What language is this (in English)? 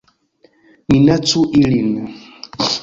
Esperanto